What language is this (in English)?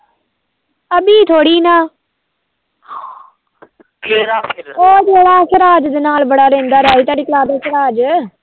Punjabi